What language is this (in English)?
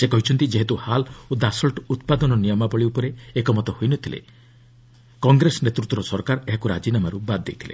Odia